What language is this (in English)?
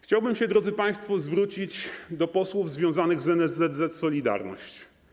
Polish